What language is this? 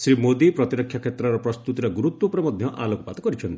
Odia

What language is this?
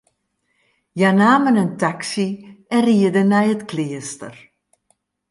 Western Frisian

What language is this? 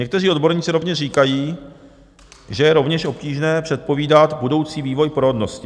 Czech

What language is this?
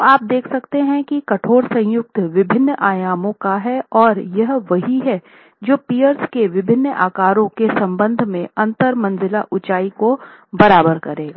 Hindi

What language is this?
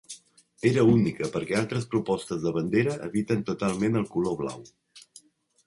Catalan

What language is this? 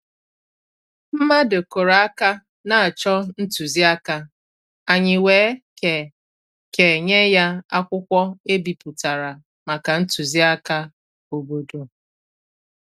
Igbo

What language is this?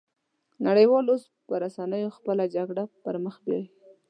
Pashto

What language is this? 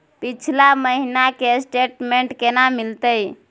Maithili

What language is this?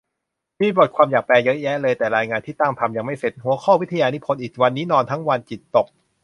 Thai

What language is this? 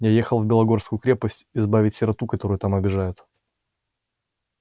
Russian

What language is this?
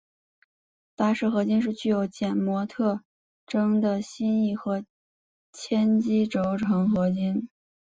Chinese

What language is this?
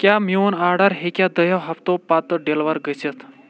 Kashmiri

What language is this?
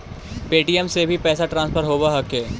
Magahi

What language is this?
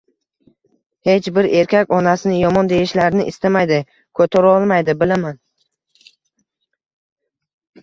Uzbek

